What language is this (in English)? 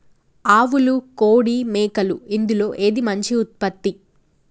Telugu